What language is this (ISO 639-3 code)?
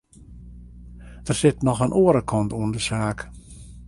fry